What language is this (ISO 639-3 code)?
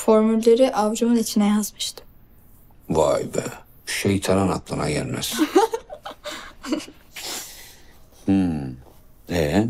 tur